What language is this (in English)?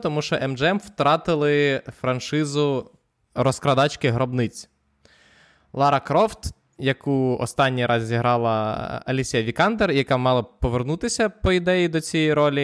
Ukrainian